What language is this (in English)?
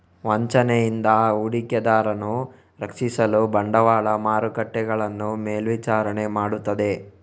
Kannada